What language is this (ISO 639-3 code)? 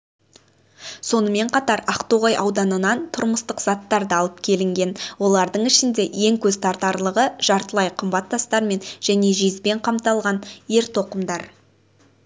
kaz